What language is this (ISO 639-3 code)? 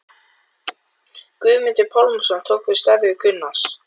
isl